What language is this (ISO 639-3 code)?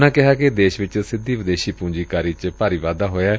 pan